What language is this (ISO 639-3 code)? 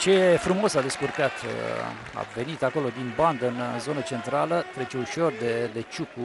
ron